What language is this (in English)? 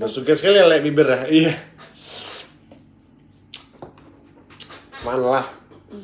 Indonesian